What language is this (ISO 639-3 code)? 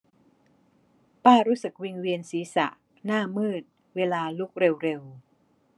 tha